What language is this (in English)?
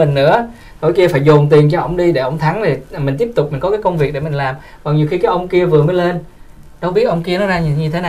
Vietnamese